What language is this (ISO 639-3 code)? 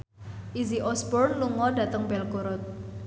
jav